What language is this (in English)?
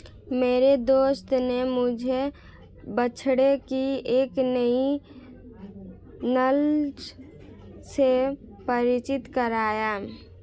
Hindi